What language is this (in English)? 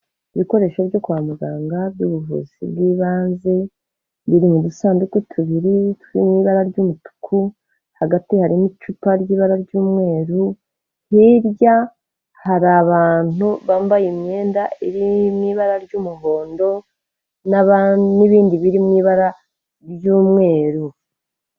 Kinyarwanda